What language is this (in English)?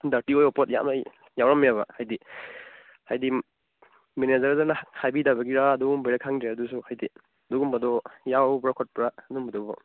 Manipuri